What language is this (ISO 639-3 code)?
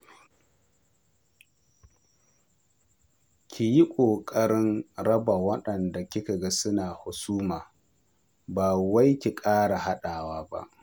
hau